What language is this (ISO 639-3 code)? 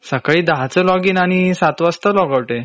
mar